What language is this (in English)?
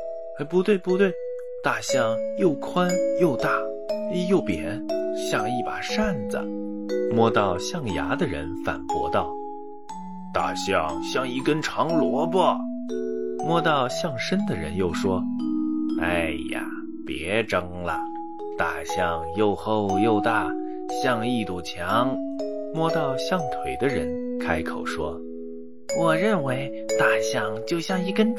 Chinese